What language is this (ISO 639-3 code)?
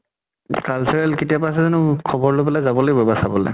asm